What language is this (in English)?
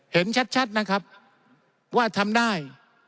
Thai